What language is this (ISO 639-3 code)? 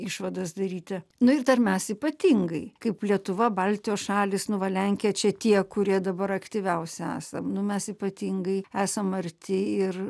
lit